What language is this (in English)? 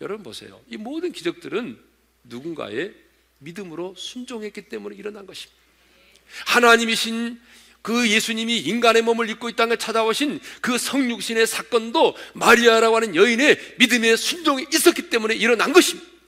Korean